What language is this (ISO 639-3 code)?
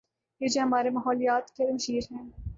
urd